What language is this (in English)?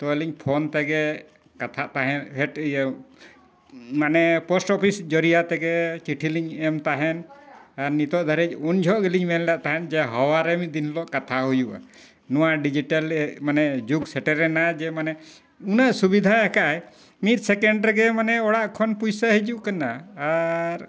Santali